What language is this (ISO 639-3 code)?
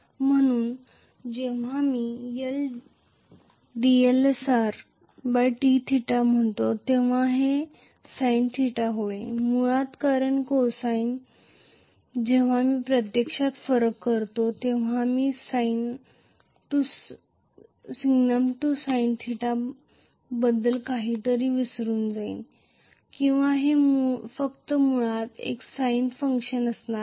mar